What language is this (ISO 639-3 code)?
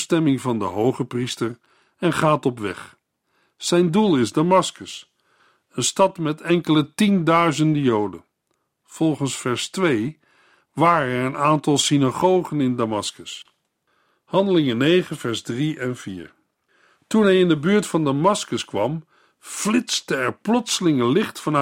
nld